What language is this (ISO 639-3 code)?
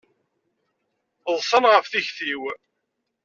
kab